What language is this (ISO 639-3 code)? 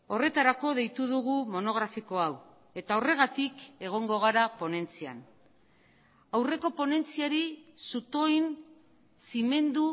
eus